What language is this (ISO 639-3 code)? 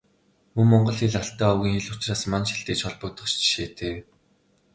mon